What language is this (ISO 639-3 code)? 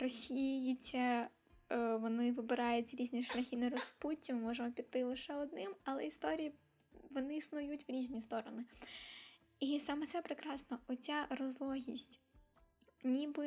ukr